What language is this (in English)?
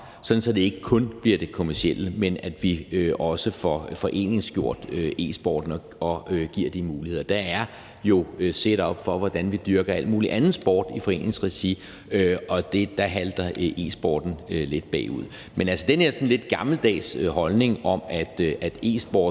Danish